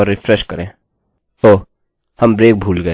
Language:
Hindi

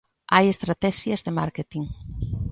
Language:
Galician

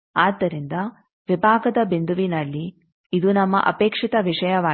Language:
Kannada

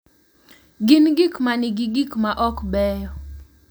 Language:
Luo (Kenya and Tanzania)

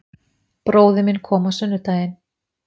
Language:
Icelandic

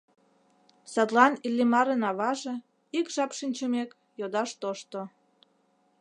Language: Mari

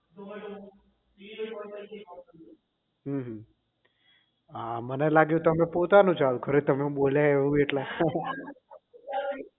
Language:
Gujarati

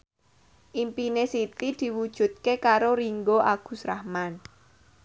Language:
Javanese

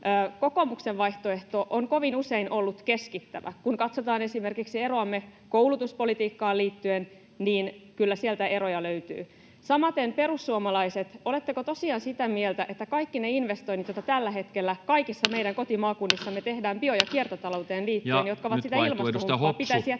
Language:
Finnish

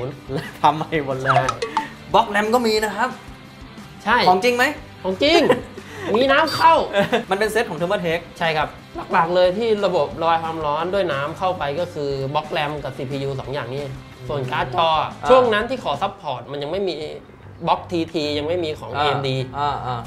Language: Thai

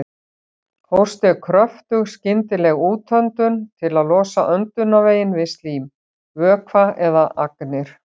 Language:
Icelandic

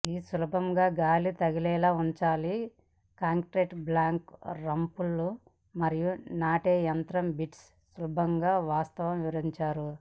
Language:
Telugu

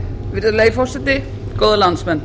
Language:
Icelandic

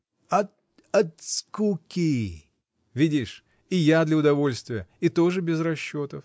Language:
Russian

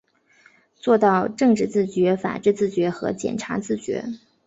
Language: Chinese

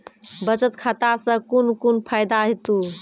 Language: Maithili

